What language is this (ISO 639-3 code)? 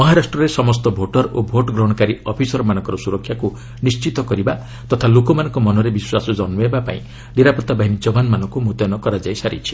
ori